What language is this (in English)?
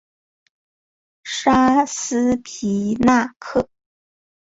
Chinese